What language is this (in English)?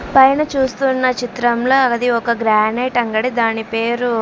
Telugu